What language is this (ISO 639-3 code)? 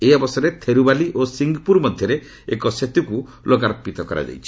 ori